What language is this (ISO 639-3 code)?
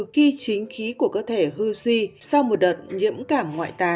vie